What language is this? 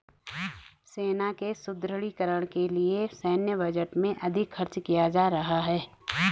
Hindi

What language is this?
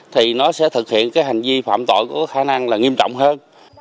Vietnamese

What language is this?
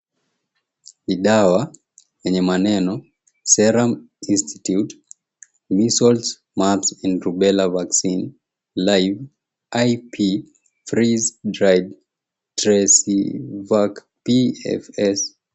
Swahili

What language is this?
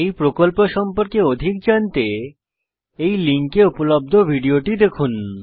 Bangla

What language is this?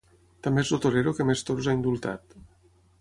Catalan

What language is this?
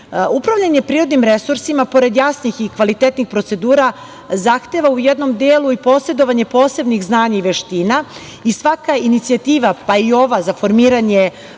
Serbian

